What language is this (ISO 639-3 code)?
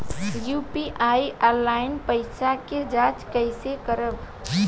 bho